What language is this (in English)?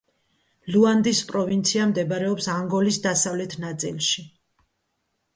Georgian